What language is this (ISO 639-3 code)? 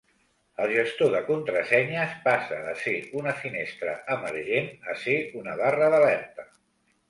cat